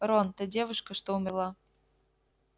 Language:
Russian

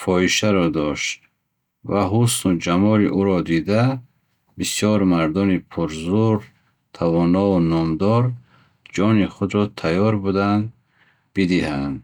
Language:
Bukharic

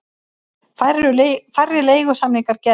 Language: Icelandic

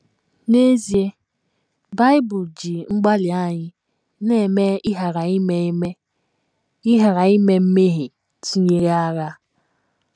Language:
Igbo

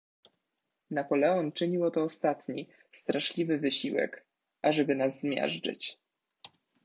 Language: Polish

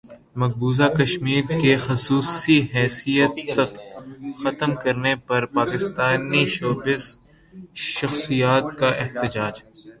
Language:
Urdu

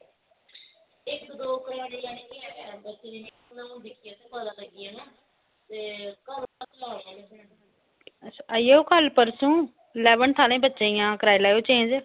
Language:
Dogri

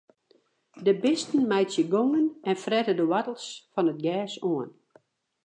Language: Western Frisian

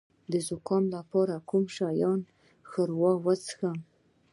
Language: Pashto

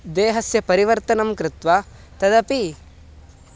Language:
Sanskrit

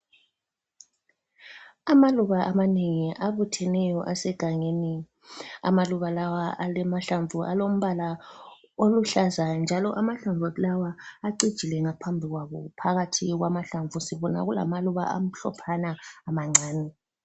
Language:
North Ndebele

